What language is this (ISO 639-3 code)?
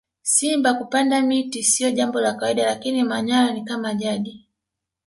swa